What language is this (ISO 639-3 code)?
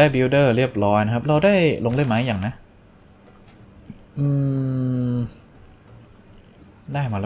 tha